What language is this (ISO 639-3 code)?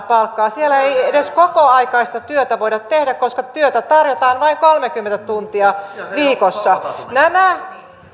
fin